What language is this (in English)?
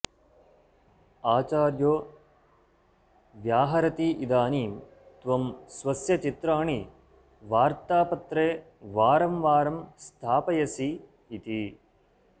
Sanskrit